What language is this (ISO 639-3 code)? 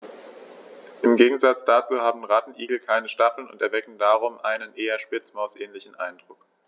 deu